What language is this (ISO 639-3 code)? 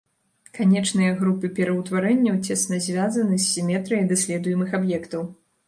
bel